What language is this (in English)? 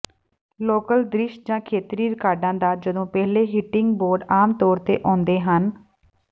Punjabi